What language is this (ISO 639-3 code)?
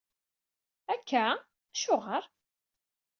kab